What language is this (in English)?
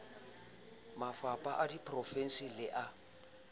Southern Sotho